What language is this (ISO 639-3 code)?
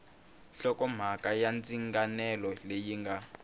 tso